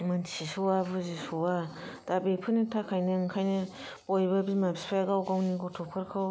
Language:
Bodo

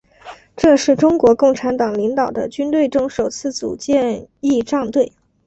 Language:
Chinese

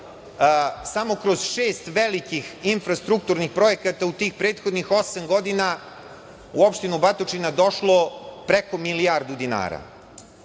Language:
Serbian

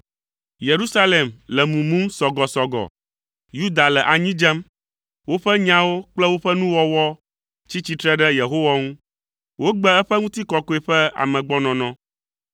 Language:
Ewe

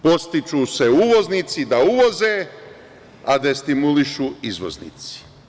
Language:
Serbian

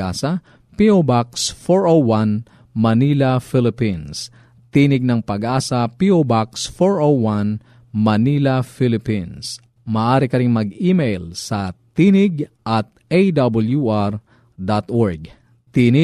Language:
Filipino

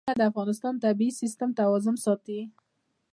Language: Pashto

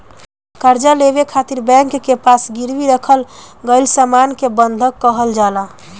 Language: Bhojpuri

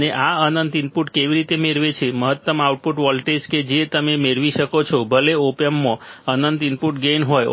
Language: Gujarati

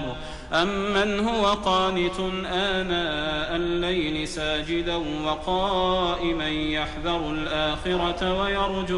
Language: Arabic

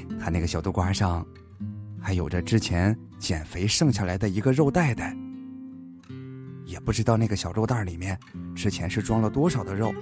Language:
Chinese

